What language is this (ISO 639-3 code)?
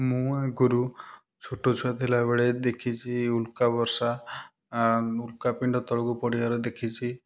ori